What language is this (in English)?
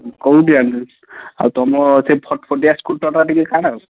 Odia